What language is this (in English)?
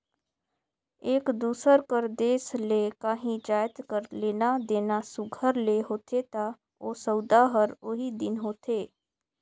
Chhattisgarhi